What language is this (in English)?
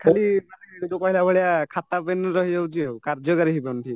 Odia